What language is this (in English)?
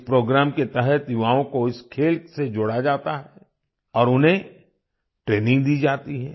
Hindi